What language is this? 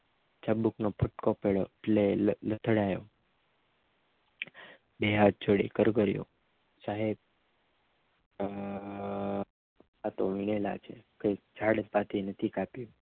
Gujarati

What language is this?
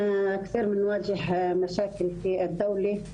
Hebrew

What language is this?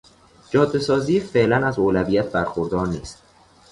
Persian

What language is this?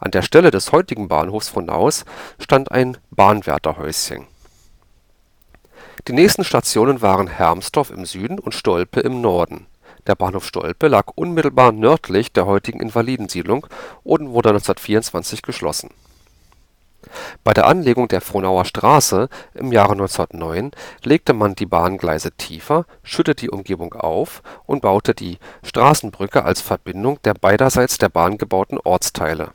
German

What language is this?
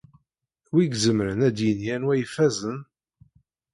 Kabyle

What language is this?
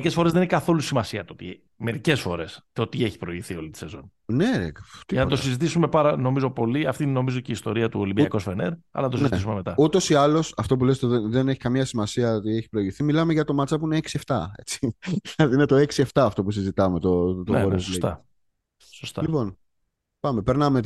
Greek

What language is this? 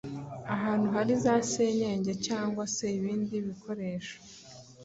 Kinyarwanda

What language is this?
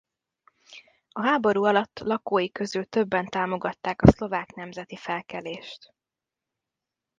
Hungarian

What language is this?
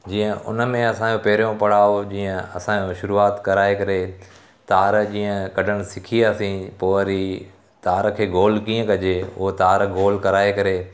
Sindhi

